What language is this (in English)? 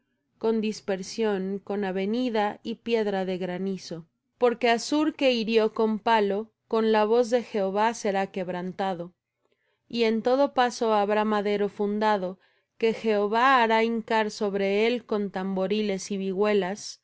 Spanish